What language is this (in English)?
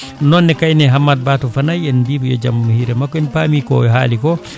Fula